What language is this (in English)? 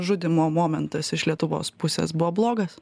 Lithuanian